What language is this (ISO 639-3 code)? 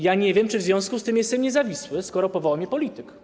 pol